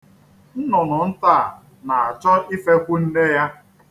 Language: Igbo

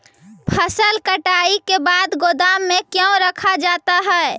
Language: Magahi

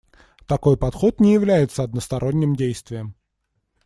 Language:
Russian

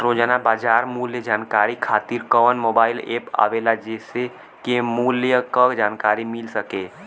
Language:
Bhojpuri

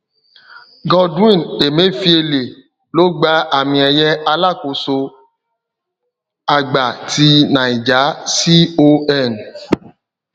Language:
Yoruba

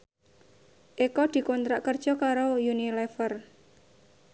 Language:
Javanese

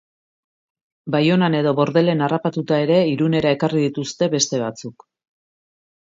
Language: Basque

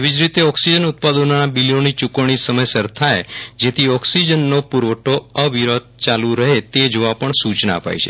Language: Gujarati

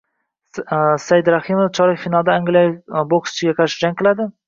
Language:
Uzbek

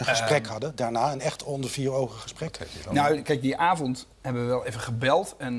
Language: Dutch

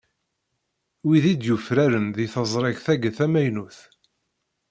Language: Kabyle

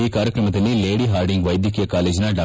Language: Kannada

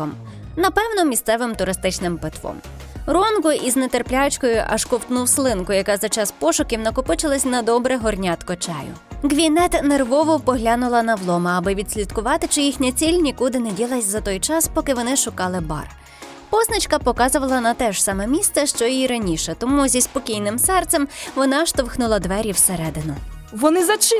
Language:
Ukrainian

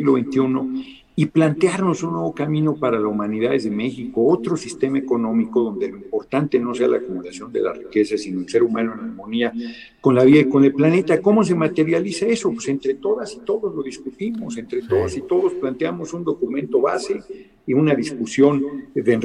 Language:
Spanish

